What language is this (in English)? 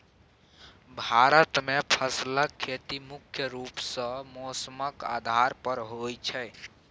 Maithili